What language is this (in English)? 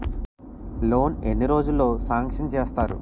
Telugu